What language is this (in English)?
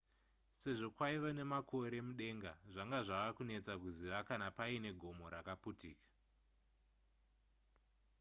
Shona